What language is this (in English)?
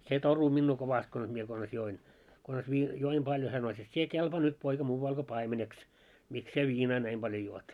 Finnish